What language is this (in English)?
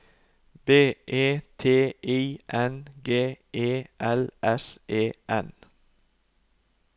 Norwegian